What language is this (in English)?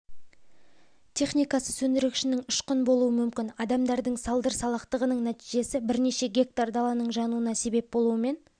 Kazakh